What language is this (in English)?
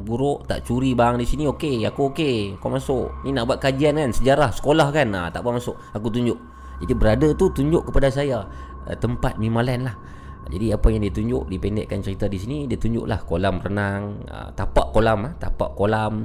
Malay